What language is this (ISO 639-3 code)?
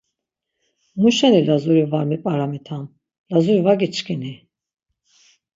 lzz